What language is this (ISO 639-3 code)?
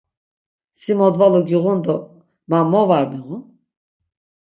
lzz